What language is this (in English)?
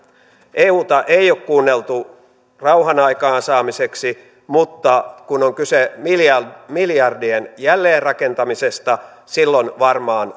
Finnish